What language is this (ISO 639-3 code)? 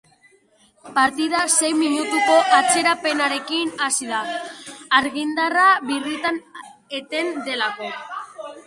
eus